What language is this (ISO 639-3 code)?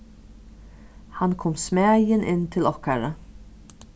fao